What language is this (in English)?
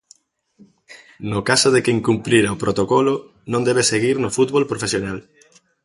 Galician